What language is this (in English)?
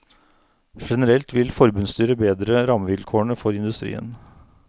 Norwegian